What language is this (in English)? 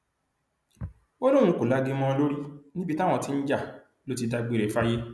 Yoruba